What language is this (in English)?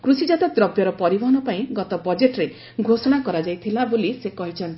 Odia